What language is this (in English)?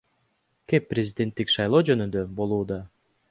Kyrgyz